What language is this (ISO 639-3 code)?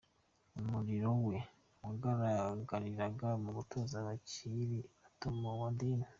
kin